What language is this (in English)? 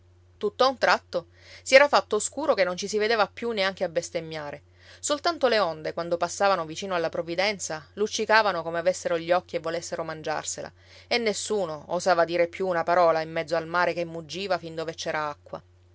Italian